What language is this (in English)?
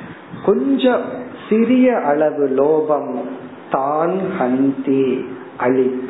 Tamil